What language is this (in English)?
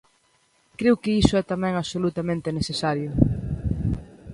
Galician